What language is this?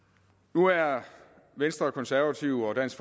Danish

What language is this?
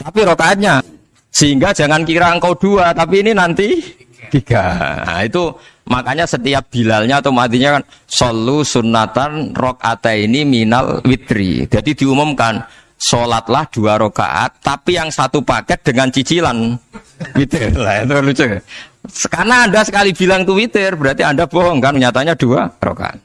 Indonesian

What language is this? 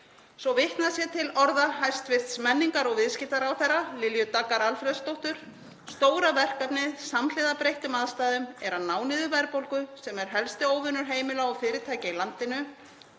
Icelandic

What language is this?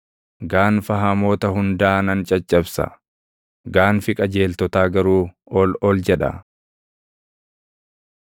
Oromo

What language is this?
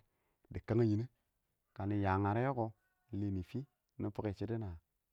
Awak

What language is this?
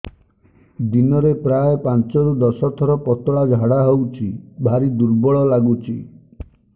Odia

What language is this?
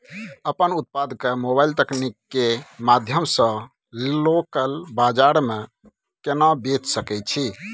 Maithili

